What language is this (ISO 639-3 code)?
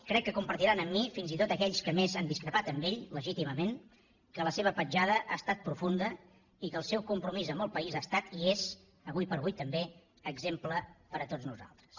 cat